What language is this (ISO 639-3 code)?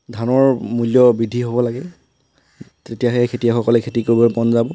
asm